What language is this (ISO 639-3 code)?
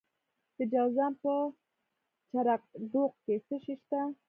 pus